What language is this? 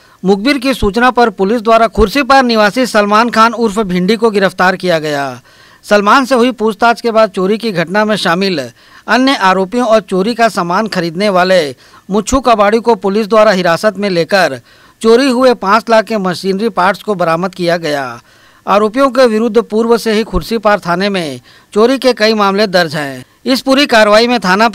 Hindi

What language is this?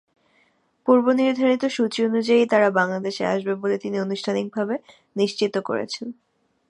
Bangla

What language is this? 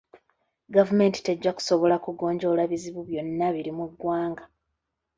Ganda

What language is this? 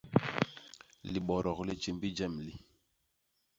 Basaa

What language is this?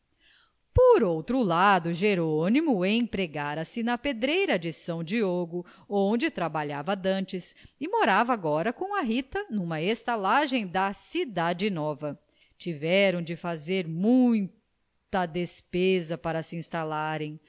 Portuguese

